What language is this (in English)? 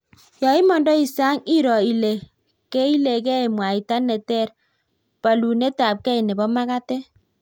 Kalenjin